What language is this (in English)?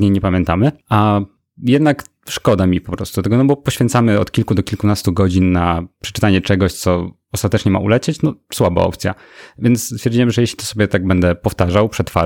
Polish